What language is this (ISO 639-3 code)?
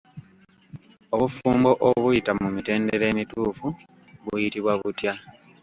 lug